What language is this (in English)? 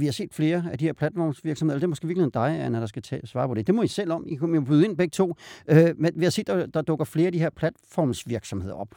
Danish